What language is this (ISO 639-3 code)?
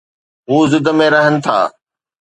snd